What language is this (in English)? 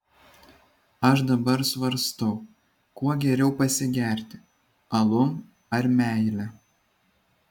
Lithuanian